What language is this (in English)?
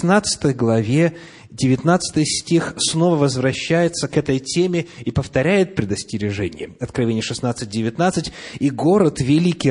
Russian